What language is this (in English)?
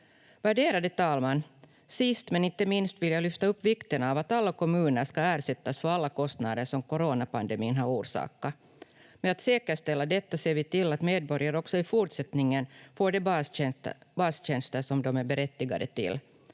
Finnish